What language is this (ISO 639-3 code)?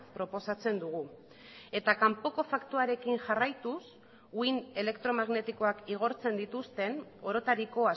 eus